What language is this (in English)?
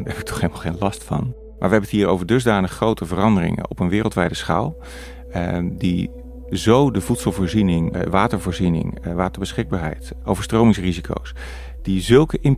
Dutch